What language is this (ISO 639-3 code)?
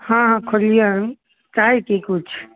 mai